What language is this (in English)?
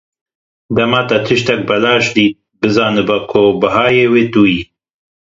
Kurdish